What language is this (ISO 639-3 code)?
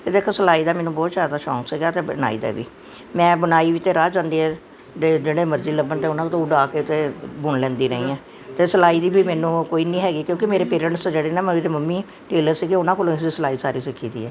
pan